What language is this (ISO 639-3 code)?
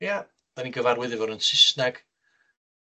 cym